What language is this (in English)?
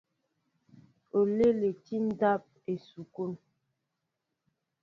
Mbo (Cameroon)